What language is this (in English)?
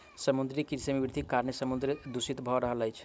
Maithili